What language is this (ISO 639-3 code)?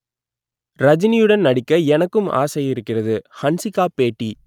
tam